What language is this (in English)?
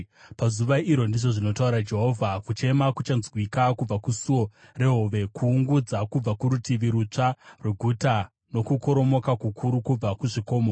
Shona